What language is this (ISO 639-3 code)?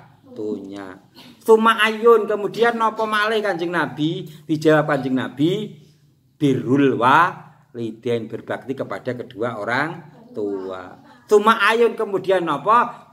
ind